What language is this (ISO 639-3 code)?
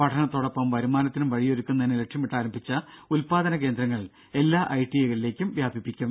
mal